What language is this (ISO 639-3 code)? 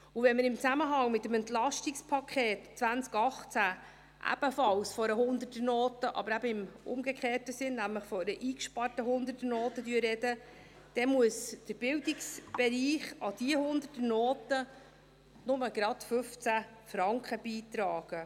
gsw